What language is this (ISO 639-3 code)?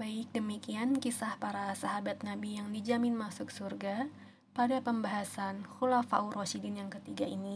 ind